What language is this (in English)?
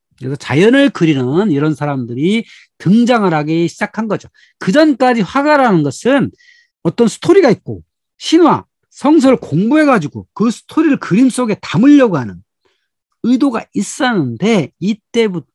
Korean